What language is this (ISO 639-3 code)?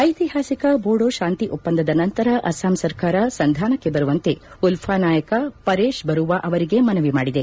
kan